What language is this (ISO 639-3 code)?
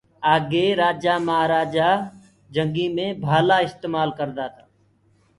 ggg